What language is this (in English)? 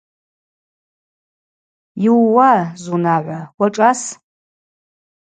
Abaza